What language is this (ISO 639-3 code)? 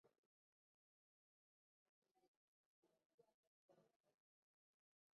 swa